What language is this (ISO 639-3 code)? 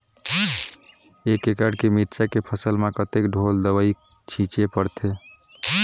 hne